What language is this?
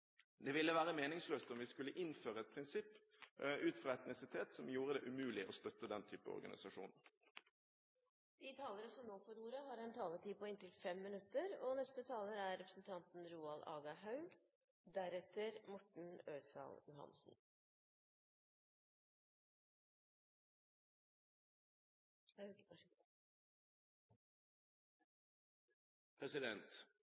Norwegian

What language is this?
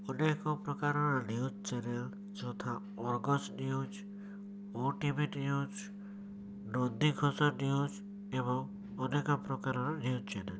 Odia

